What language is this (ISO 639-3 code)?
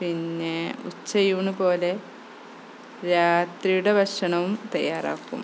mal